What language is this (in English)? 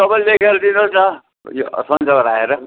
Nepali